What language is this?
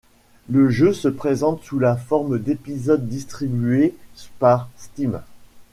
French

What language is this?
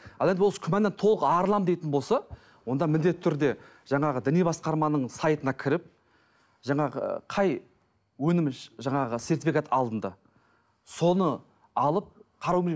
Kazakh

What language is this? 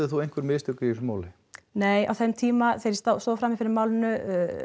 Icelandic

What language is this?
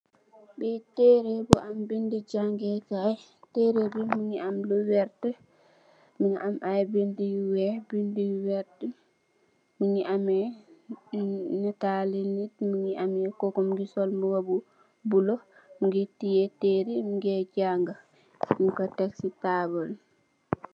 Wolof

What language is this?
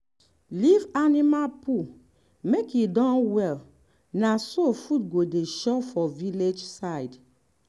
Nigerian Pidgin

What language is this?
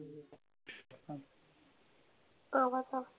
Marathi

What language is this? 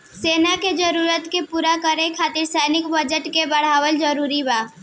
Bhojpuri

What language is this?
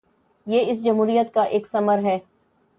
Urdu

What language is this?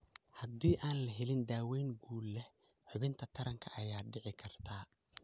Somali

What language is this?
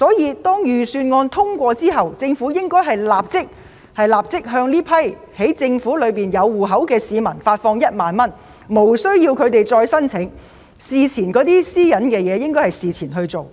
Cantonese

